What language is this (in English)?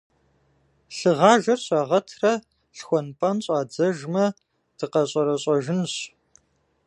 Kabardian